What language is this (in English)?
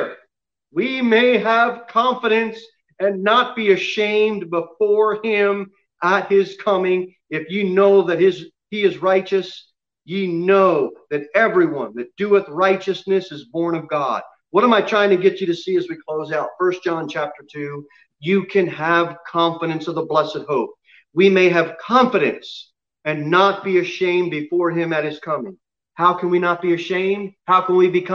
English